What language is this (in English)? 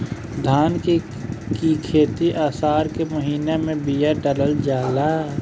Bhojpuri